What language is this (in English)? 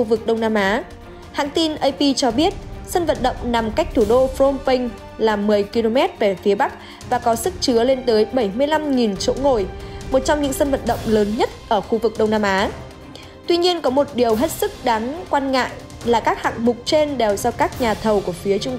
Vietnamese